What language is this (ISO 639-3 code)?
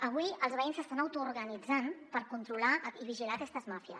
cat